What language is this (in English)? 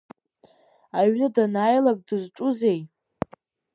Abkhazian